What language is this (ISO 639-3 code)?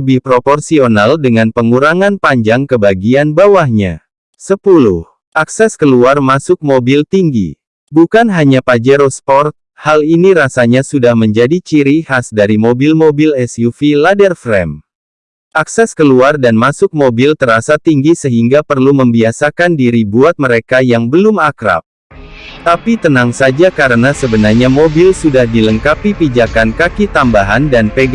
ind